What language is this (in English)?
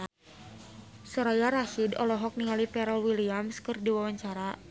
Sundanese